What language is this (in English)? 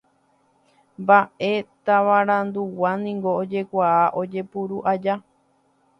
Guarani